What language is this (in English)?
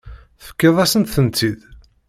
Kabyle